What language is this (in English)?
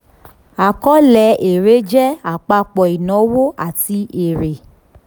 Yoruba